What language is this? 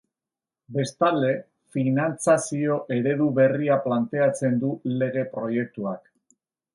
Basque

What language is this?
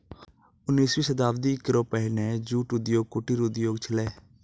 Maithili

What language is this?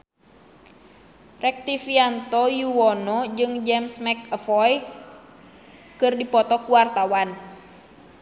Sundanese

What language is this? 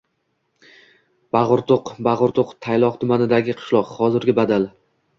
Uzbek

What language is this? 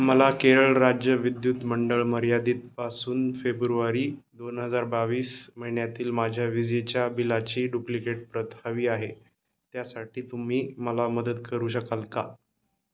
Marathi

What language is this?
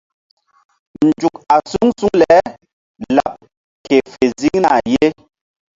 Mbum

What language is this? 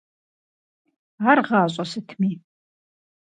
Kabardian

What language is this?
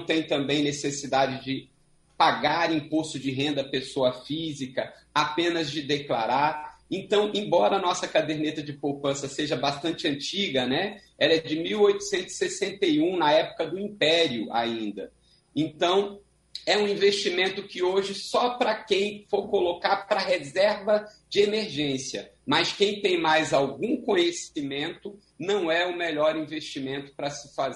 Portuguese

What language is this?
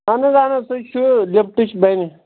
Kashmiri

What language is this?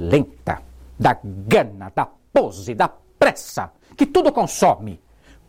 Portuguese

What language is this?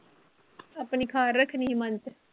Punjabi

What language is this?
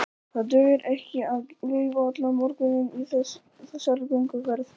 Icelandic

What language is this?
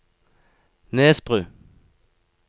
Norwegian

